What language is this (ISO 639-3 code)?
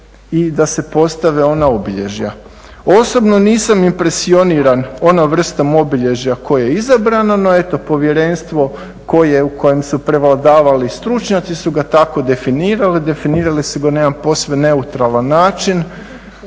hrv